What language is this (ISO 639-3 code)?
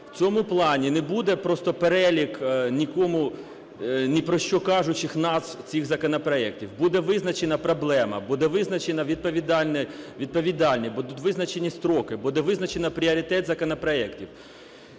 ukr